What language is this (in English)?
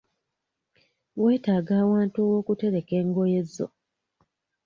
Ganda